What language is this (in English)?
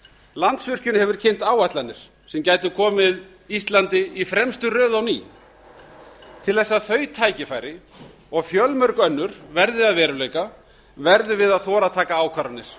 Icelandic